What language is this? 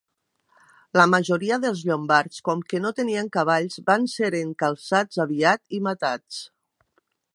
Catalan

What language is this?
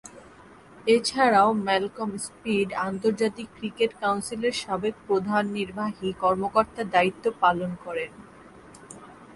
Bangla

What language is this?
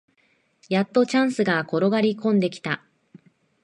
Japanese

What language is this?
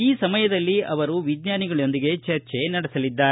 Kannada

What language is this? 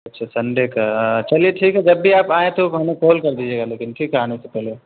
Urdu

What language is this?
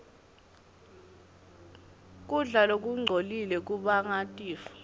Swati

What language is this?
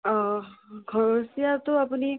Assamese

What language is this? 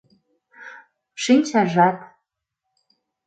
Mari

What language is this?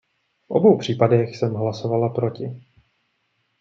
Czech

